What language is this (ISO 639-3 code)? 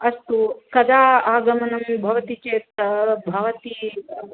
san